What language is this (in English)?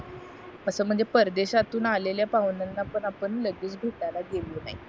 Marathi